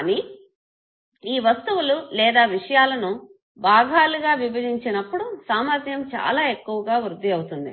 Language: Telugu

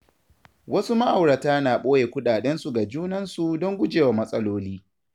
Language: Hausa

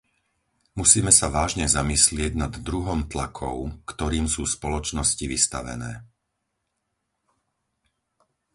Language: Slovak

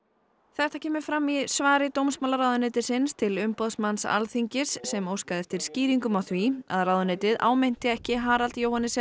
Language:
Icelandic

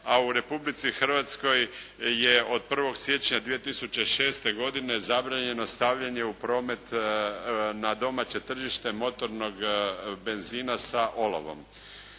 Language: Croatian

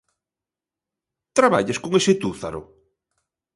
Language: Galician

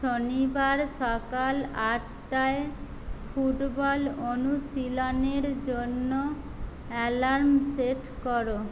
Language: Bangla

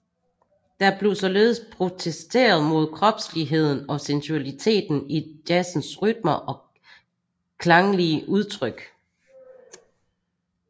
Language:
Danish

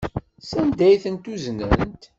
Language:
Kabyle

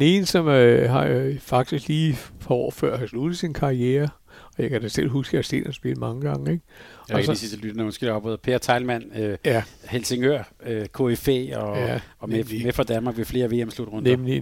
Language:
Danish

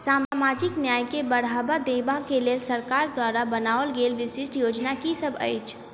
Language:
Maithili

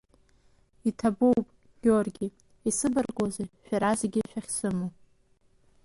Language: Abkhazian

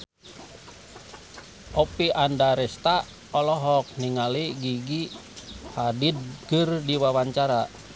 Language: Sundanese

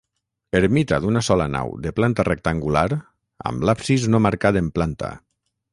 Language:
Catalan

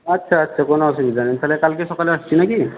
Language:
Bangla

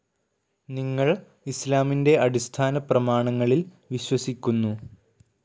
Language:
Malayalam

